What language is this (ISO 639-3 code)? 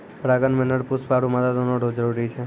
mai